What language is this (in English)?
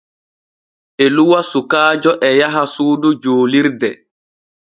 Borgu Fulfulde